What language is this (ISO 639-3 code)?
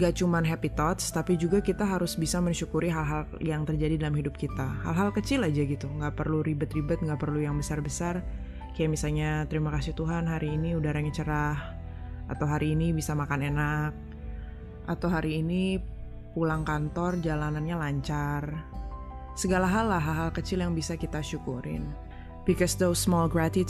ind